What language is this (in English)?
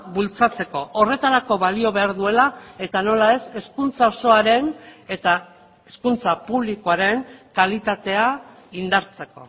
Basque